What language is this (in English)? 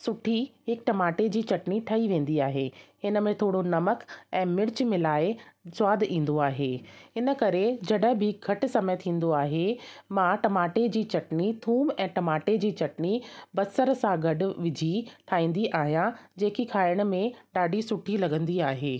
Sindhi